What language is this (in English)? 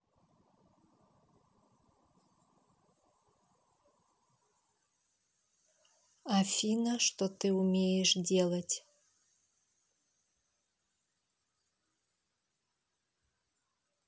Russian